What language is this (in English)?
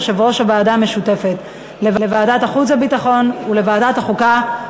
Hebrew